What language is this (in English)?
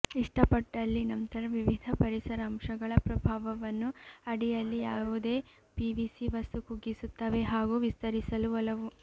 Kannada